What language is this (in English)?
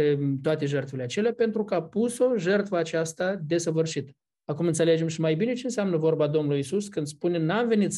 Romanian